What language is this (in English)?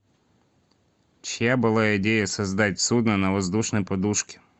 Russian